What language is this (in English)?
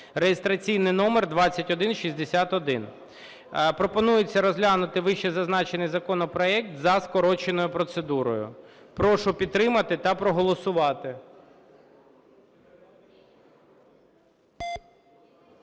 Ukrainian